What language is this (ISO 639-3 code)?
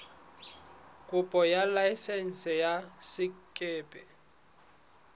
sot